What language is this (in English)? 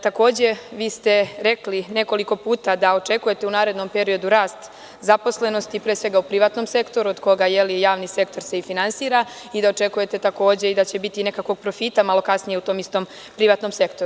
Serbian